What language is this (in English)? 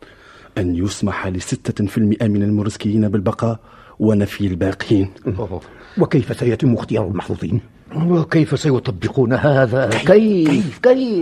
Arabic